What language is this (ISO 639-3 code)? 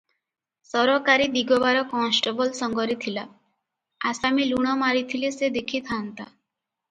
ori